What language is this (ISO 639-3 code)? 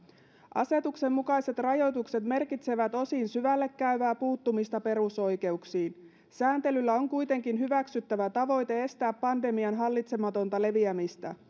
fin